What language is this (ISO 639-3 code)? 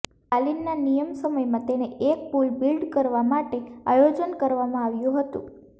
guj